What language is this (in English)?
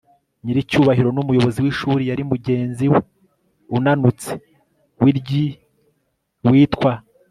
Kinyarwanda